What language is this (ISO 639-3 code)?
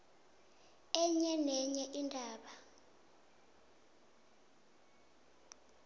nbl